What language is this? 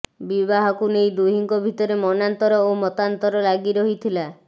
Odia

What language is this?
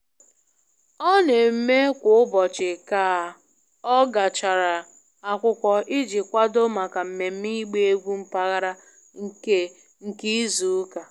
Igbo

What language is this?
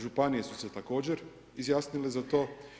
Croatian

